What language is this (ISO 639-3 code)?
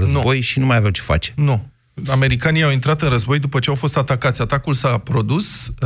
ron